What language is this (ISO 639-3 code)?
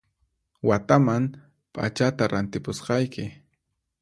qxp